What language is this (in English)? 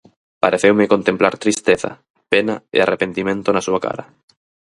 Galician